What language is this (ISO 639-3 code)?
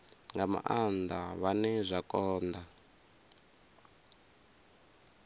ven